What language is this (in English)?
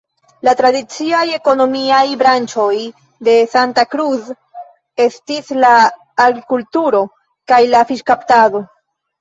Esperanto